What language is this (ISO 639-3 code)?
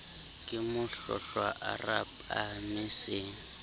sot